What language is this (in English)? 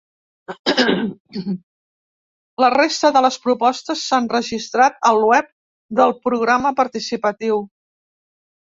Catalan